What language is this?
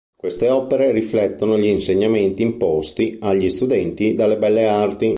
Italian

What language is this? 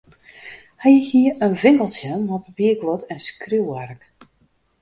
Western Frisian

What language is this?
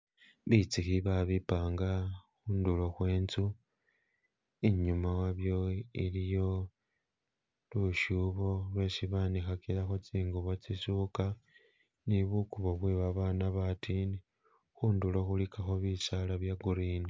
Masaaba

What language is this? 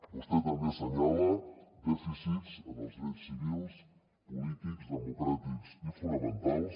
Catalan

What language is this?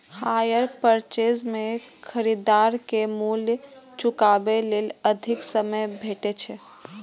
Maithili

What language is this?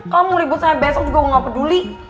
Indonesian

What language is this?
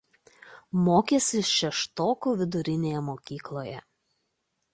Lithuanian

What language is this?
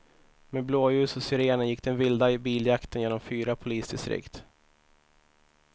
Swedish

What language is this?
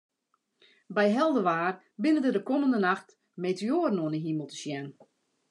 Western Frisian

